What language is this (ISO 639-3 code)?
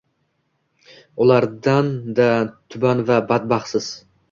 uzb